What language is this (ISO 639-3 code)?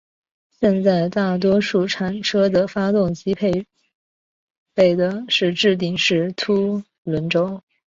zho